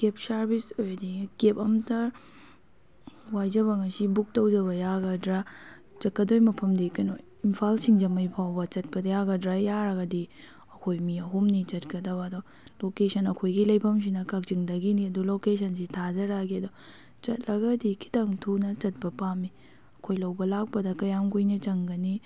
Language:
Manipuri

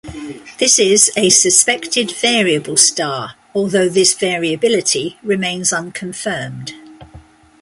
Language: English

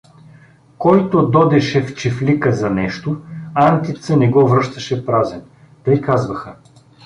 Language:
Bulgarian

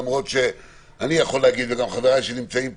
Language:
Hebrew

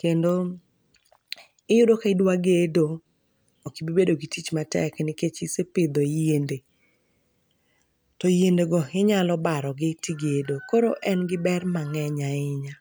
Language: Luo (Kenya and Tanzania)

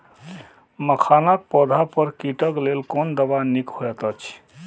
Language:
Maithili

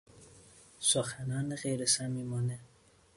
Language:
Persian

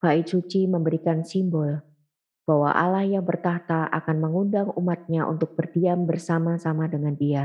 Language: Indonesian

